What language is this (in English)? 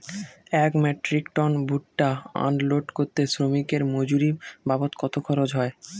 Bangla